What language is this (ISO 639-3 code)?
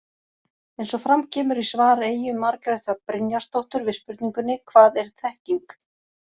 isl